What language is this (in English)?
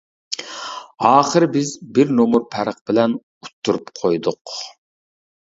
Uyghur